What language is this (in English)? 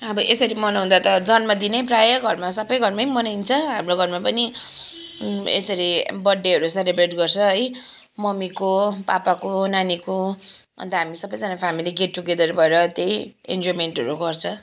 Nepali